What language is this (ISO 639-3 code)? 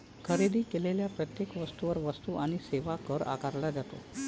mar